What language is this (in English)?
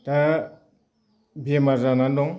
Bodo